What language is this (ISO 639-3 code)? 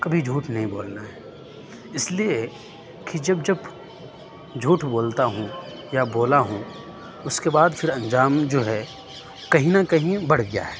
urd